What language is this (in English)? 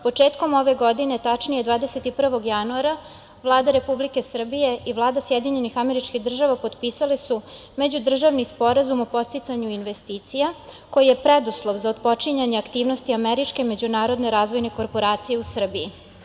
Serbian